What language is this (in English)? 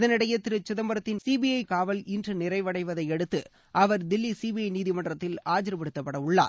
Tamil